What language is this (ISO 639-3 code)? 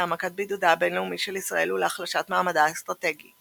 heb